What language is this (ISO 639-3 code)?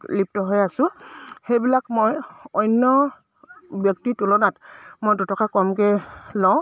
asm